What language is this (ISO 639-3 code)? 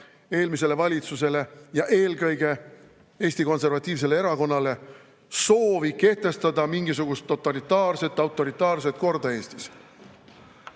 est